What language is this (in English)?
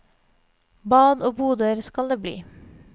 Norwegian